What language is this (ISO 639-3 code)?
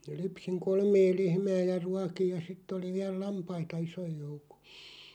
fin